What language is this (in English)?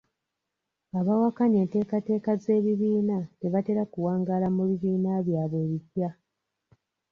Ganda